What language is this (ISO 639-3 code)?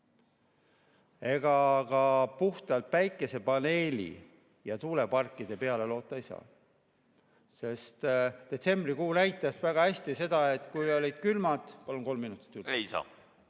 est